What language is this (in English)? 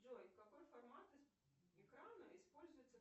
Russian